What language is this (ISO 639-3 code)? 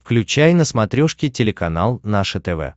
rus